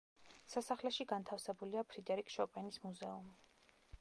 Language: Georgian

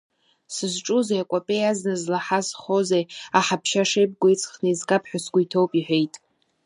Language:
Abkhazian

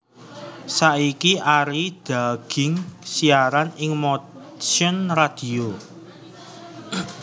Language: Javanese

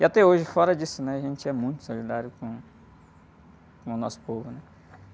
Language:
Portuguese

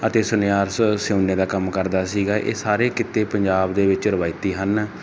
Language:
Punjabi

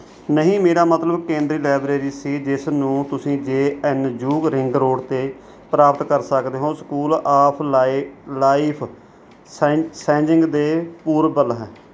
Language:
Punjabi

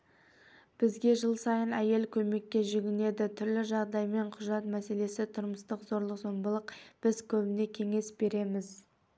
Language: Kazakh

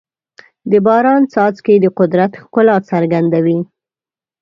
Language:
Pashto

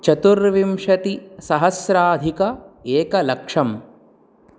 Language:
Sanskrit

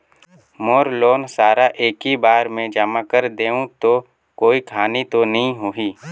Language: Chhattisgarhi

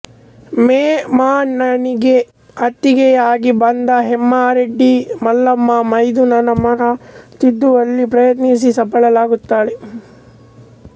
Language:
Kannada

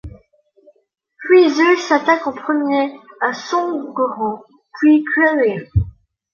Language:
French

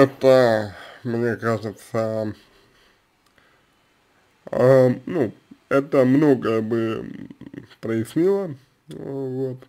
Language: Russian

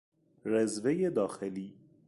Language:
Persian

